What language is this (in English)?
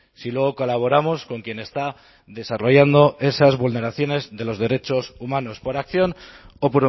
Spanish